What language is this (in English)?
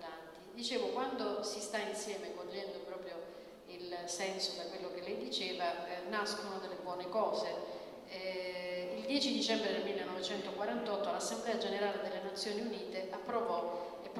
Italian